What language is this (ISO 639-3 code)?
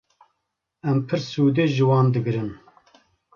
kur